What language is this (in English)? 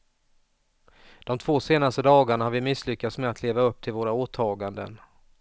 Swedish